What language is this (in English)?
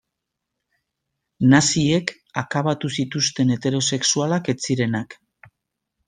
Basque